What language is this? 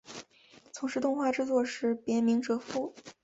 Chinese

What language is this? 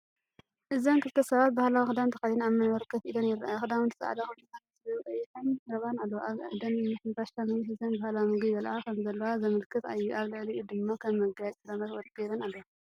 Tigrinya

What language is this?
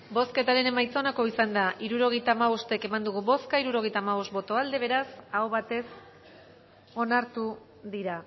Basque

